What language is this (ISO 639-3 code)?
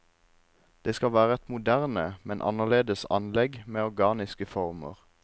nor